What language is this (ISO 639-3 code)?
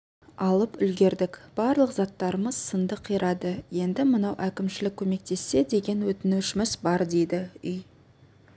kaz